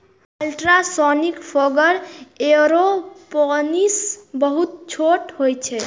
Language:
Maithili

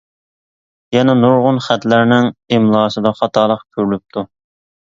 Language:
Uyghur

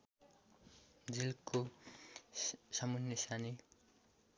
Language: Nepali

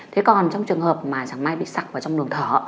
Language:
Vietnamese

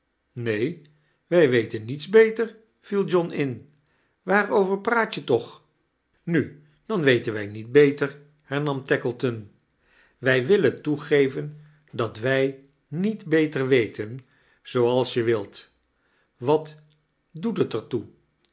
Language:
Dutch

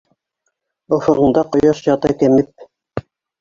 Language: Bashkir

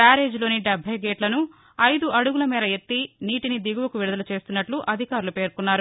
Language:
Telugu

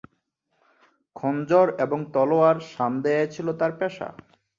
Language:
Bangla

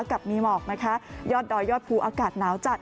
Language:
Thai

